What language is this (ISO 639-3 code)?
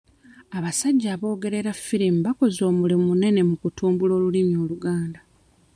lug